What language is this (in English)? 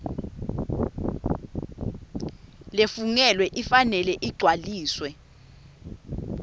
Swati